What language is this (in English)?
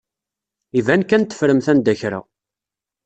Kabyle